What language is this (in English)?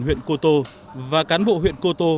Vietnamese